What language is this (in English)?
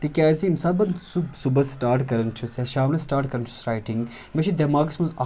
Kashmiri